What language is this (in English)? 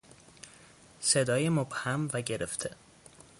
Persian